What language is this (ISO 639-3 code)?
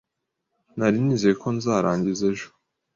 kin